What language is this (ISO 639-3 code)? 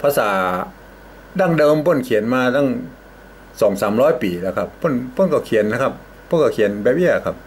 tha